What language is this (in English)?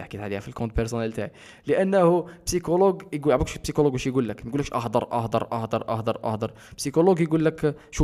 Arabic